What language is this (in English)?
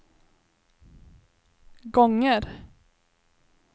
Swedish